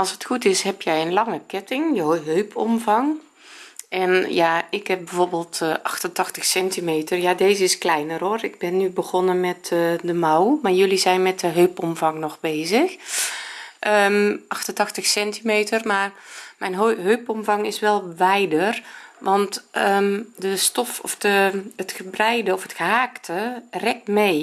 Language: Dutch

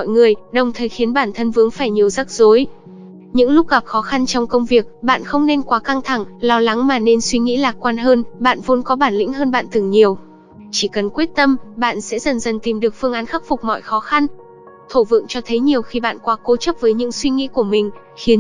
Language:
Vietnamese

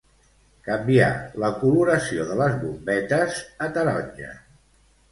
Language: Catalan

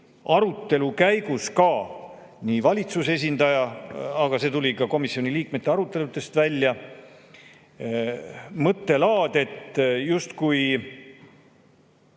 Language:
Estonian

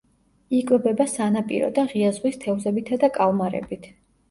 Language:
Georgian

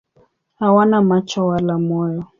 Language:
Swahili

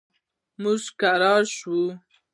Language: Pashto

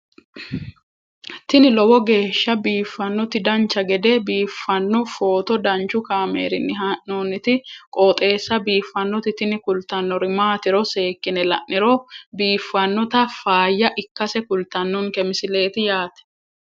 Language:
Sidamo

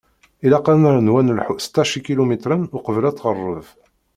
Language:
Kabyle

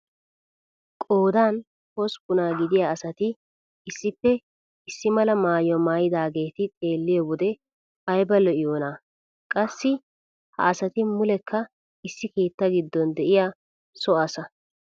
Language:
Wolaytta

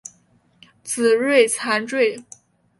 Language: Chinese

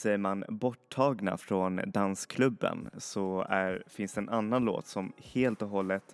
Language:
Swedish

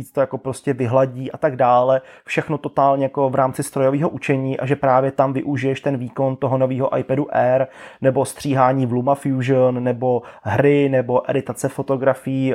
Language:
Czech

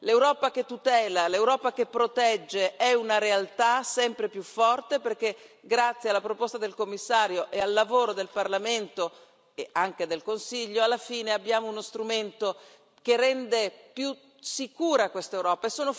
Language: Italian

